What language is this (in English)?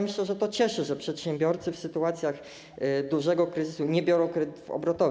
Polish